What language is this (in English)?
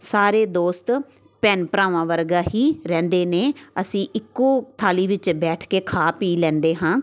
Punjabi